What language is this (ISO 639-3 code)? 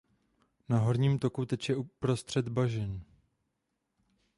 ces